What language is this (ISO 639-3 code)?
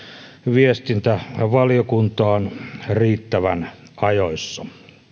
fin